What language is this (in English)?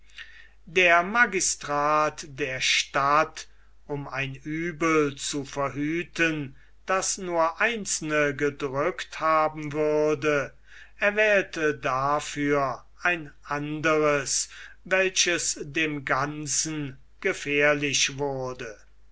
German